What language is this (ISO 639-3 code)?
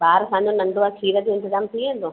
snd